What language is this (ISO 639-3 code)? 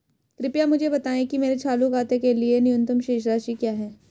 hin